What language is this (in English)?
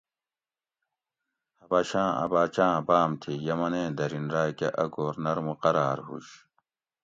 Gawri